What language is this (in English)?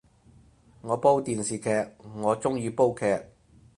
Cantonese